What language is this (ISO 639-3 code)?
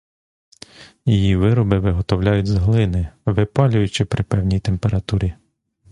ukr